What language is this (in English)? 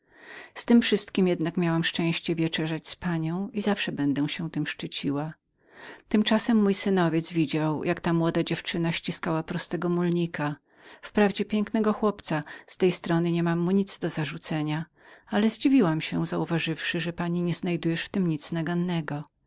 Polish